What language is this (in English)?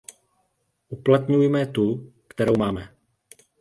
Czech